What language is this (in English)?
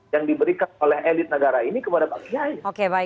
Indonesian